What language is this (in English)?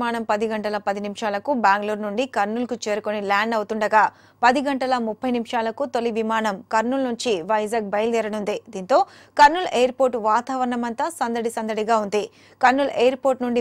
Hindi